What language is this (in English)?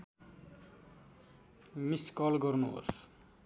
Nepali